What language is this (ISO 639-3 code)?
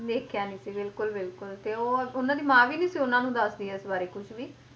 pan